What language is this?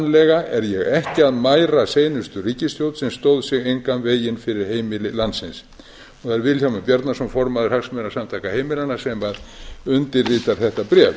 Icelandic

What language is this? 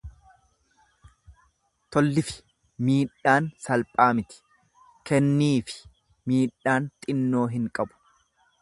Oromo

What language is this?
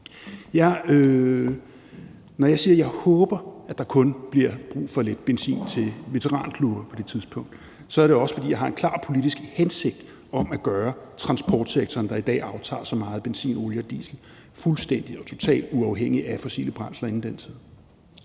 Danish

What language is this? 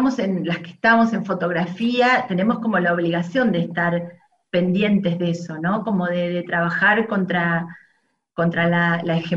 Spanish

